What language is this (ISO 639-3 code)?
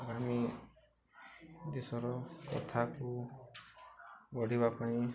ori